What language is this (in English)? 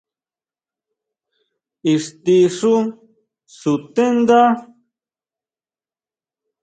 Huautla Mazatec